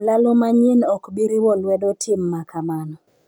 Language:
Luo (Kenya and Tanzania)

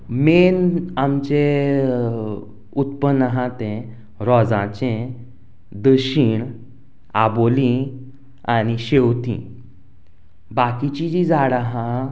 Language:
Konkani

